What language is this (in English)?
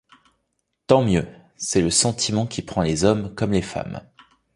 French